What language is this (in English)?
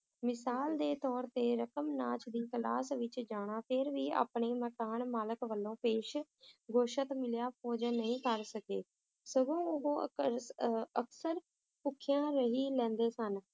Punjabi